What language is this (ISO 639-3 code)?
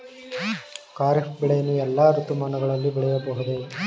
kan